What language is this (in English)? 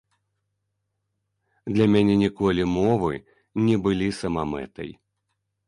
Belarusian